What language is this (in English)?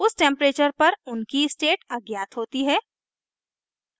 Hindi